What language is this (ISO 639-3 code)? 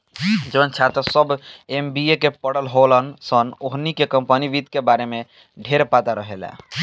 bho